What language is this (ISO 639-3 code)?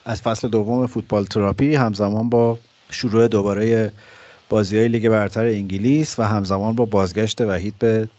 fas